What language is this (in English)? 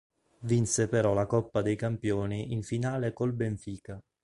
Italian